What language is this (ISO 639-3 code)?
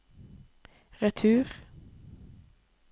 nor